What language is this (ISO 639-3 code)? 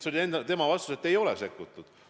est